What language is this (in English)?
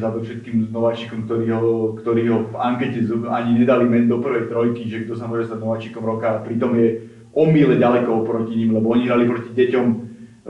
Slovak